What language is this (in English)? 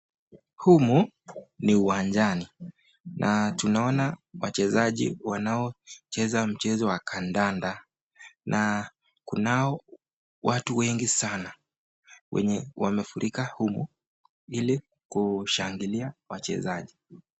Swahili